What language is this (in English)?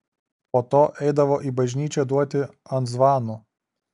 Lithuanian